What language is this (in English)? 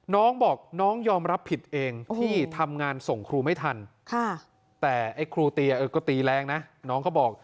Thai